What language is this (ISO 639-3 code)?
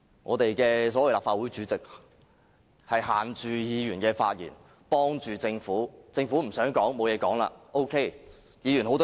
yue